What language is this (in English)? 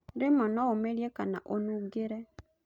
Kikuyu